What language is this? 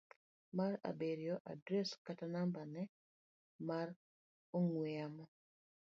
Luo (Kenya and Tanzania)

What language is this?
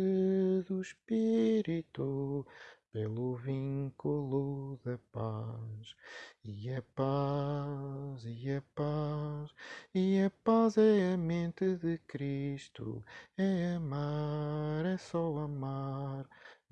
Portuguese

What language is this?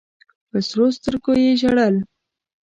Pashto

